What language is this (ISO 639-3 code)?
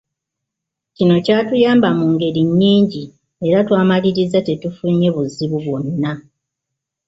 lug